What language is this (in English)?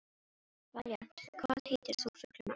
Icelandic